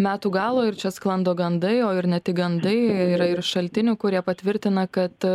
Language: Lithuanian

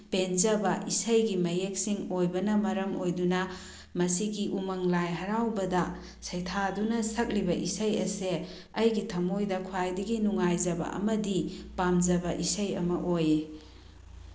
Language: Manipuri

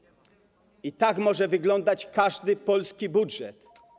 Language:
Polish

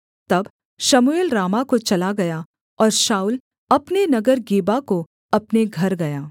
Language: Hindi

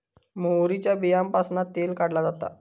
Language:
Marathi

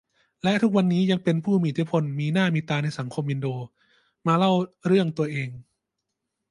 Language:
Thai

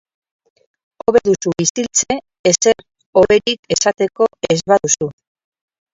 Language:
Basque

